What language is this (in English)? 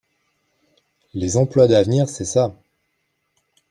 French